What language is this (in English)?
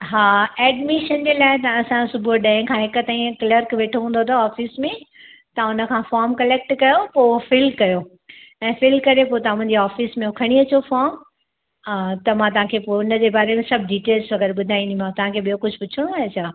Sindhi